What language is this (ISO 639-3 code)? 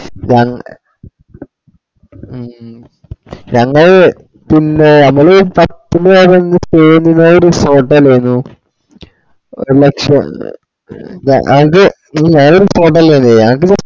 mal